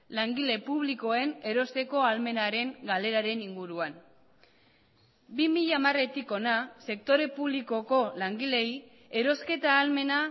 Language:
Basque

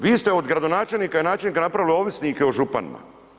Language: Croatian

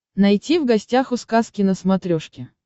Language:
Russian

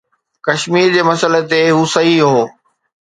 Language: Sindhi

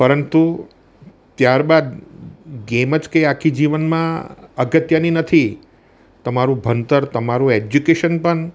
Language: Gujarati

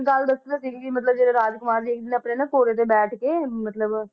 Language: Punjabi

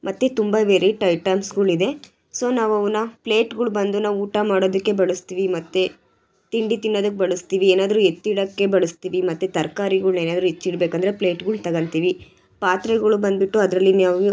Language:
Kannada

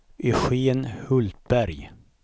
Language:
Swedish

